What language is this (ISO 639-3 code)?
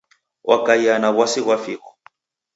dav